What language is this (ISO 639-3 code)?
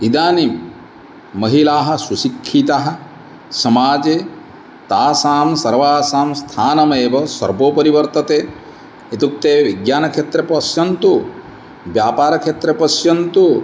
san